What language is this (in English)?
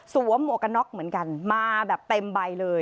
Thai